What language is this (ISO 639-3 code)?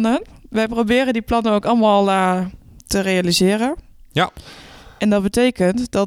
nld